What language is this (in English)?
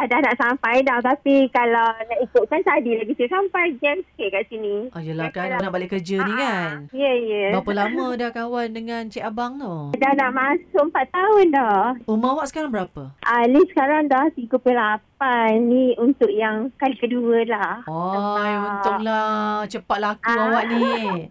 Malay